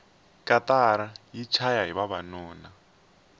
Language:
Tsonga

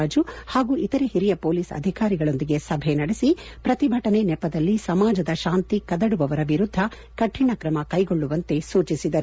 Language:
Kannada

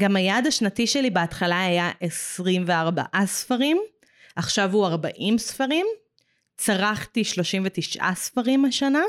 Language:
Hebrew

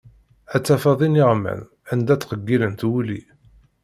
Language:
Kabyle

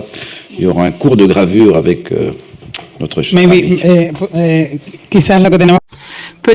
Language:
French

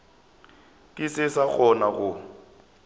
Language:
Northern Sotho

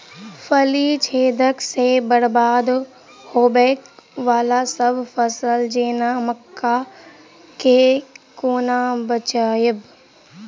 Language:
Maithili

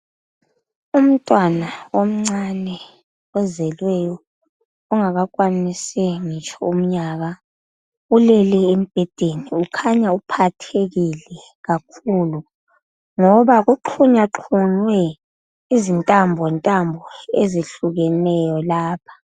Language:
North Ndebele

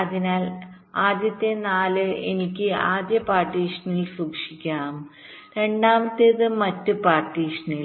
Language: Malayalam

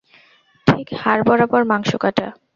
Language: Bangla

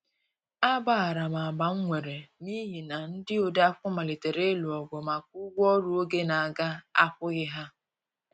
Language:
Igbo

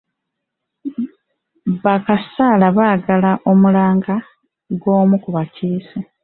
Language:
Ganda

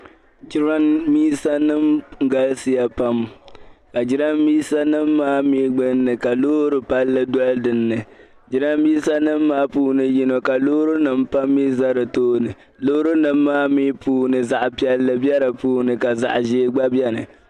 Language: Dagbani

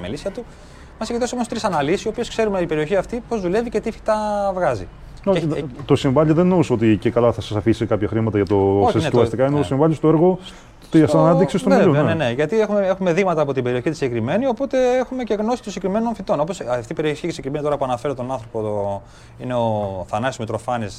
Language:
Greek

